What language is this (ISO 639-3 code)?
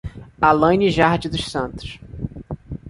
por